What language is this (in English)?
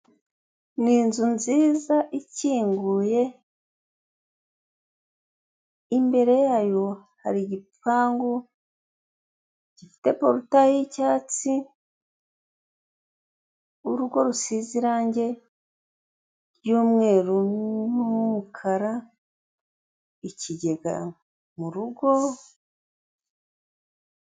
Kinyarwanda